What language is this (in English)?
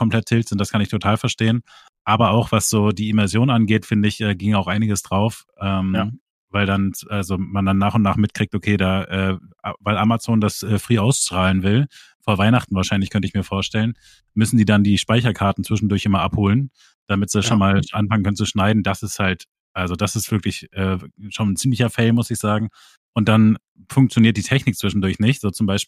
German